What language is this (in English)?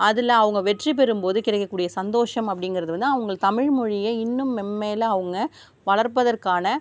Tamil